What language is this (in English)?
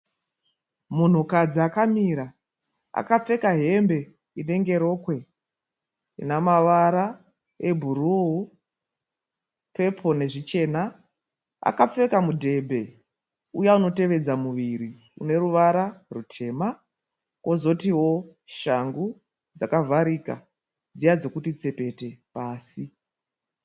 Shona